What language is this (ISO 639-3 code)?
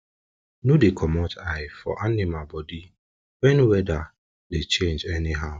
pcm